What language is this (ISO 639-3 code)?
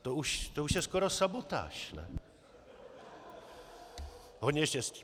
ces